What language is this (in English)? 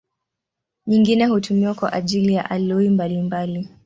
Swahili